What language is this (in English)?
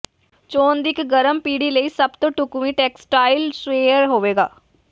Punjabi